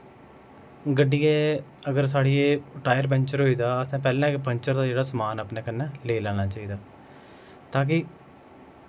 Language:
Dogri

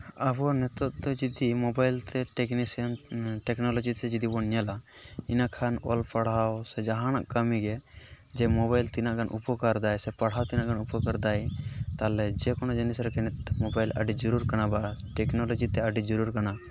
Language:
Santali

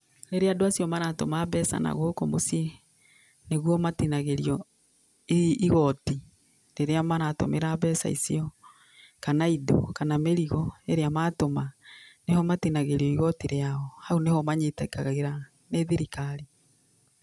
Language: Kikuyu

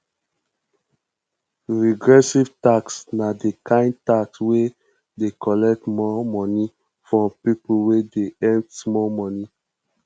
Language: Nigerian Pidgin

